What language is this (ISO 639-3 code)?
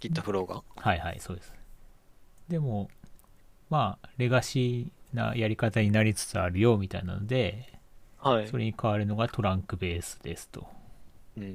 jpn